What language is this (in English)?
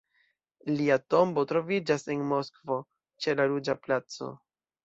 Esperanto